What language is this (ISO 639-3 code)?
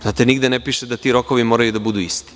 srp